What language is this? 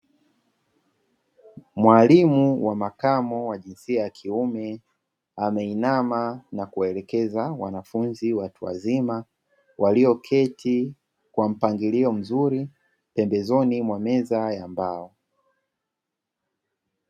Swahili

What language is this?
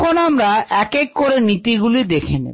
Bangla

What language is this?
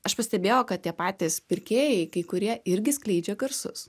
Lithuanian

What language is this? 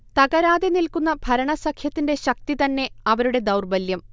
Malayalam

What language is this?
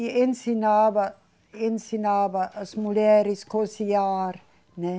Portuguese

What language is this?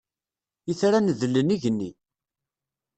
Kabyle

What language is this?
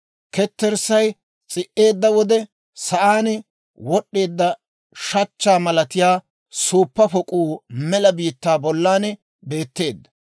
Dawro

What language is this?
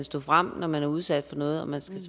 Danish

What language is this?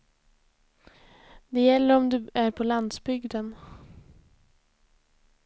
Swedish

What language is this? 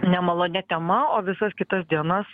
Lithuanian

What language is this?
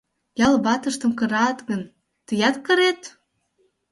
Mari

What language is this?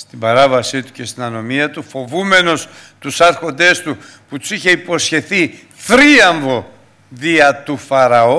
Greek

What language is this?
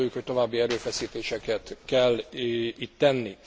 Hungarian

